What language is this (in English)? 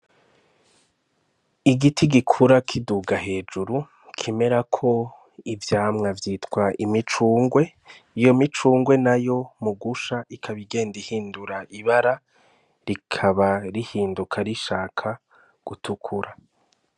Rundi